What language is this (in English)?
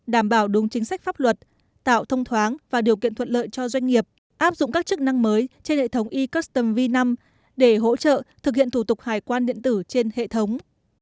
Vietnamese